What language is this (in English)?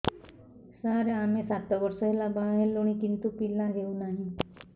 Odia